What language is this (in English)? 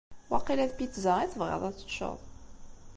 Kabyle